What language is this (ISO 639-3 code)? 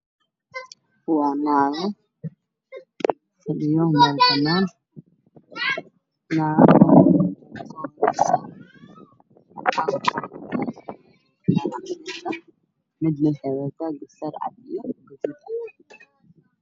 som